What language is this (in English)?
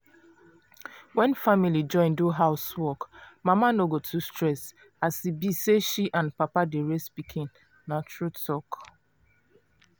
Nigerian Pidgin